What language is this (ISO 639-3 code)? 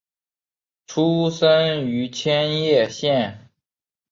zho